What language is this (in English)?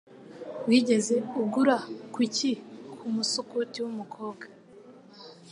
Kinyarwanda